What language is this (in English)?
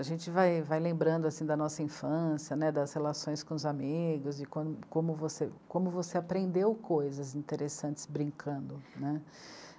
Portuguese